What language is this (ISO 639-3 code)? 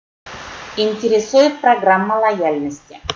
rus